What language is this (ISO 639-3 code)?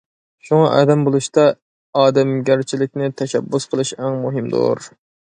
uig